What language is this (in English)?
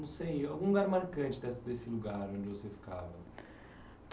Portuguese